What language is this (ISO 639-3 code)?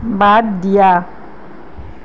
asm